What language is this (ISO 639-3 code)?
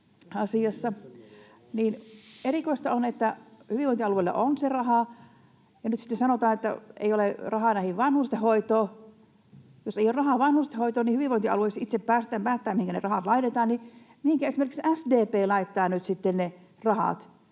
fin